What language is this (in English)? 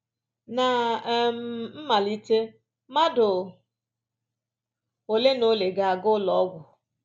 Igbo